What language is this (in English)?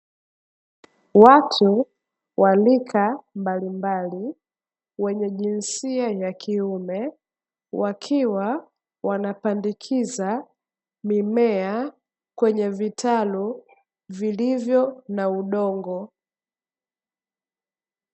Swahili